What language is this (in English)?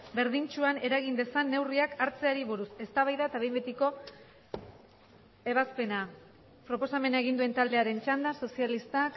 Basque